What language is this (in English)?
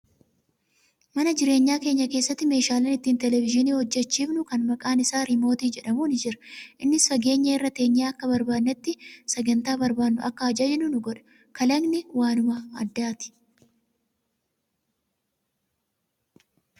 Oromo